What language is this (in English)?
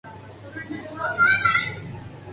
Urdu